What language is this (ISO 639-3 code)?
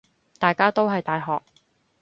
yue